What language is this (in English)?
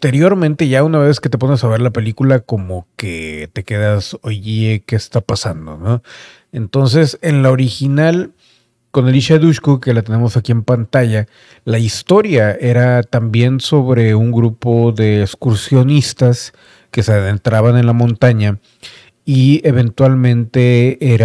Spanish